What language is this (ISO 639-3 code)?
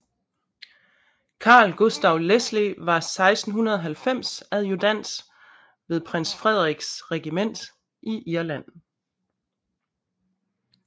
dan